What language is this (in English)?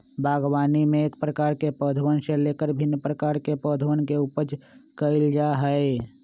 Magahi